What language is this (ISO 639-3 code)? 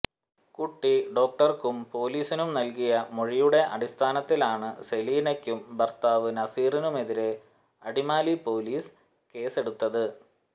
mal